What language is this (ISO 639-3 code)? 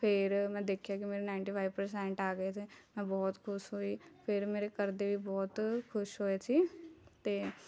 pan